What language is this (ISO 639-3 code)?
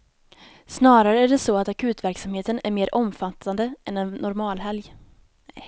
swe